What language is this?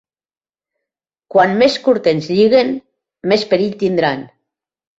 Catalan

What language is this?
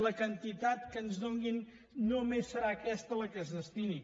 Catalan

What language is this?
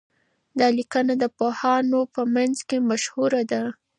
Pashto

